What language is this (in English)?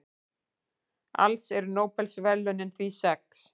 Icelandic